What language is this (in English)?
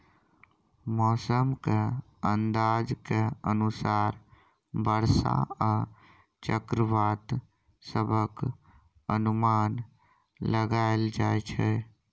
Maithili